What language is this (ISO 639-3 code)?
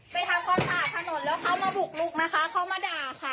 tha